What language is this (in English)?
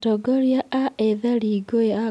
Kikuyu